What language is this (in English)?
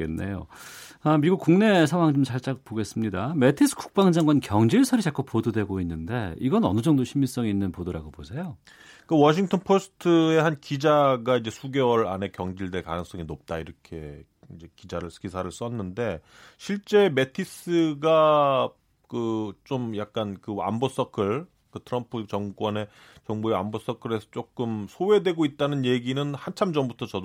Korean